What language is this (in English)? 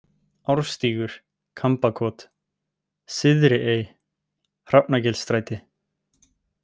Icelandic